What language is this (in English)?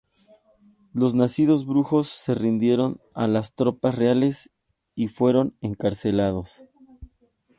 Spanish